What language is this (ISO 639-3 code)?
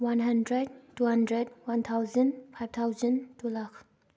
mni